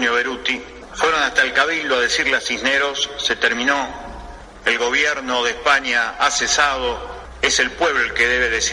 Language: Spanish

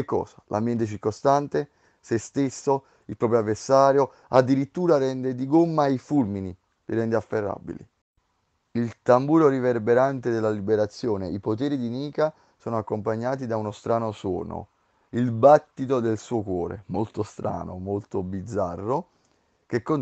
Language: Italian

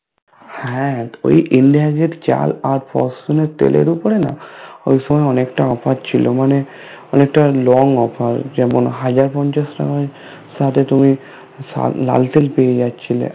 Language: Bangla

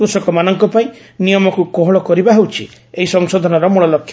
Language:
Odia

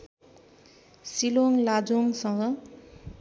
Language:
Nepali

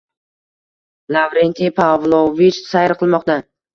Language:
Uzbek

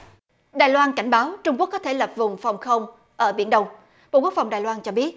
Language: Vietnamese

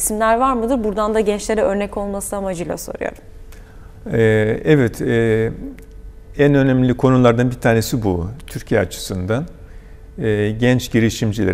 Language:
Turkish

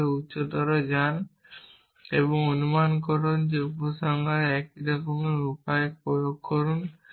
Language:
Bangla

